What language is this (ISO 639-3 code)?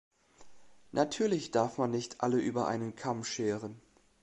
deu